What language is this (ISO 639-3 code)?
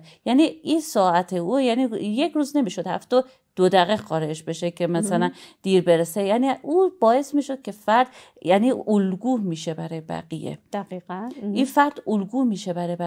fas